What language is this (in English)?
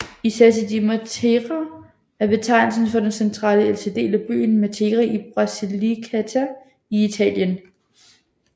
Danish